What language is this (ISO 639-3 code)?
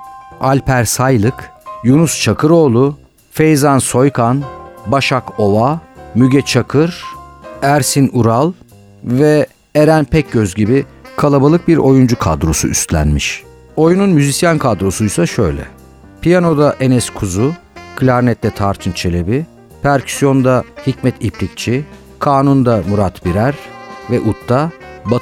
tur